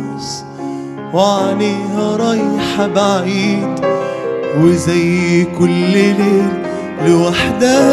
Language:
Arabic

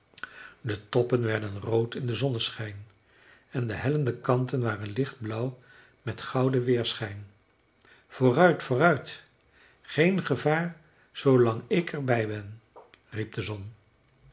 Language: Dutch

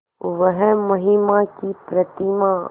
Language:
Hindi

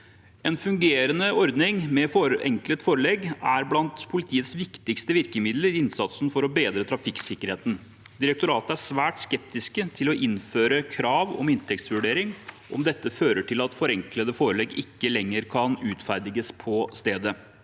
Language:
Norwegian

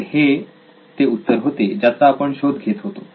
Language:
Marathi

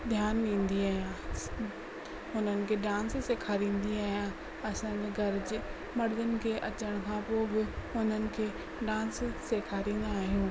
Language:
Sindhi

